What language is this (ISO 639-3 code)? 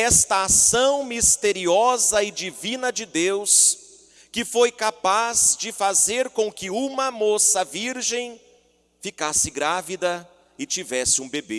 por